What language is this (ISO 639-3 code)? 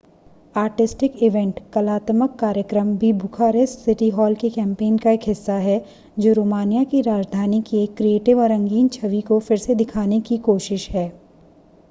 hin